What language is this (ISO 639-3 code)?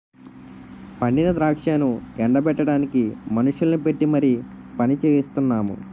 tel